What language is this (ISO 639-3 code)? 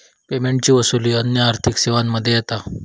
mar